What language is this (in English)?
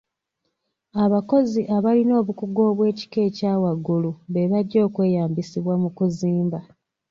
Ganda